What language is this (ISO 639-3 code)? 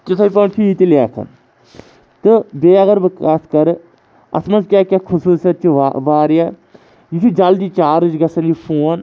kas